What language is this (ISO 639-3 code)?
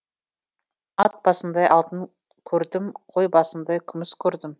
kaz